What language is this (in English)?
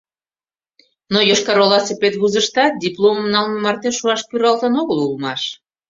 Mari